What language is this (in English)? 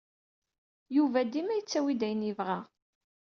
Kabyle